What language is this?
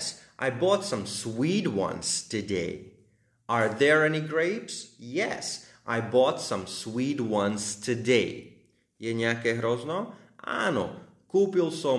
Slovak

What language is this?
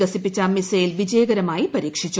Malayalam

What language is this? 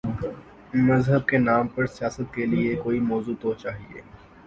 Urdu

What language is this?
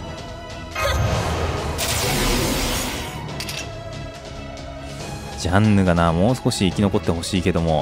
Japanese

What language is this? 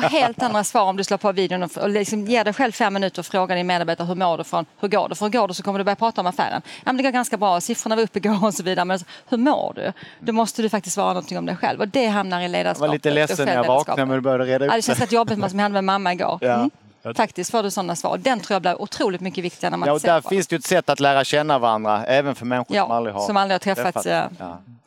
Swedish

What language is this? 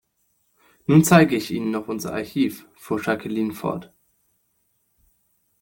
German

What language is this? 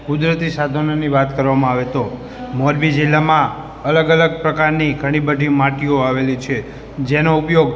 Gujarati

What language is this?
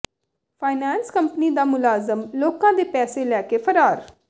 Punjabi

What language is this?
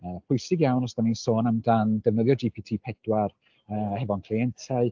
Welsh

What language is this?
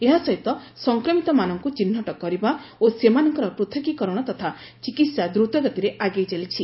Odia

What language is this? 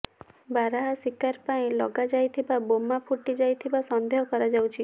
Odia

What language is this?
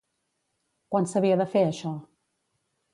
Catalan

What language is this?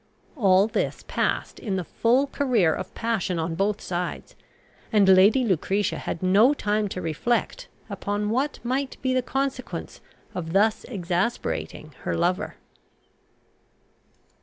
English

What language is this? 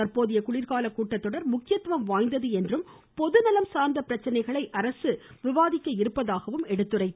Tamil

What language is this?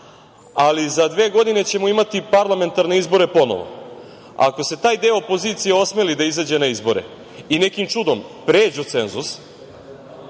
Serbian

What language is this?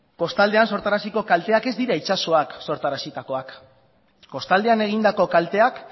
Basque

